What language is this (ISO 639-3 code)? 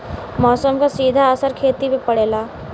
bho